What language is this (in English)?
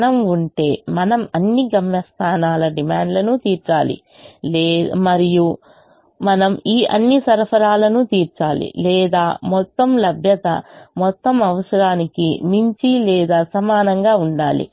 Telugu